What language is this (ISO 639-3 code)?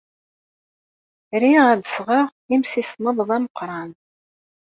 kab